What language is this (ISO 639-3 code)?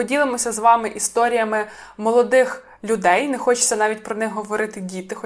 ukr